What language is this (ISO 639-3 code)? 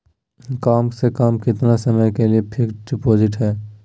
mag